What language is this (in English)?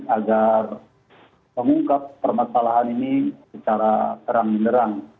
Indonesian